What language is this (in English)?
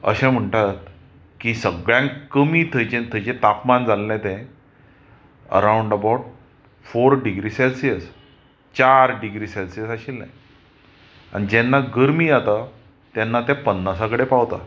Konkani